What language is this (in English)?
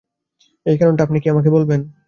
Bangla